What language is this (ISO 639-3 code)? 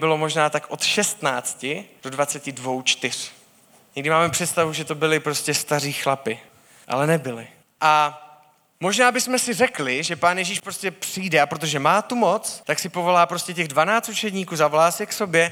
ces